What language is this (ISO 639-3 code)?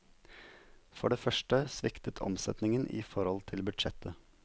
nor